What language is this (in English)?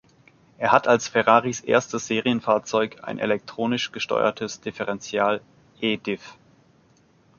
German